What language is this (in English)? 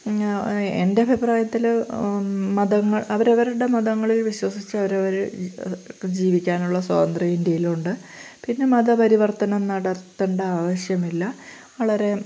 Malayalam